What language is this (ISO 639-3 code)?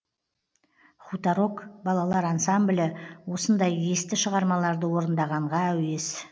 kaz